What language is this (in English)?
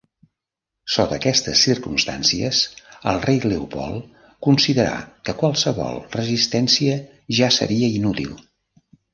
Catalan